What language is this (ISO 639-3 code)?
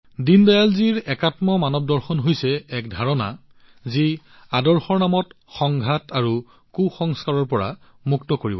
asm